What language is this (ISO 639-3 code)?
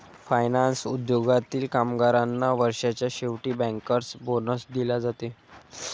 mar